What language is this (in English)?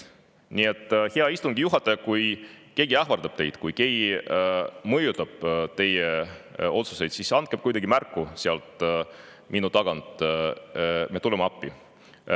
Estonian